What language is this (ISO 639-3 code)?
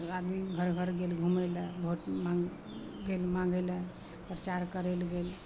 mai